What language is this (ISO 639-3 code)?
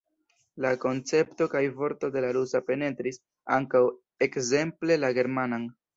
epo